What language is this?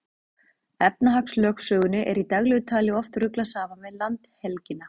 Icelandic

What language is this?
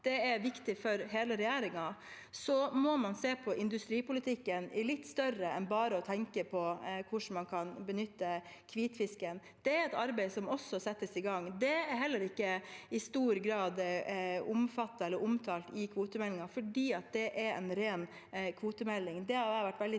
Norwegian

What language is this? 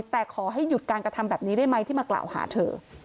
Thai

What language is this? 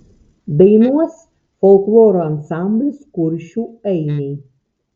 Lithuanian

